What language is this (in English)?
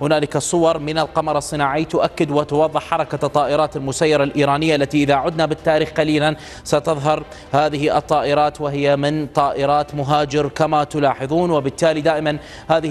Arabic